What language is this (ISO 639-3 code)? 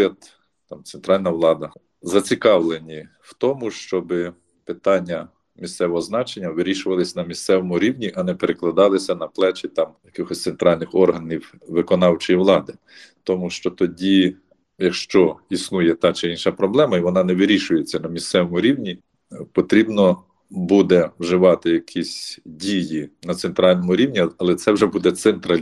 ukr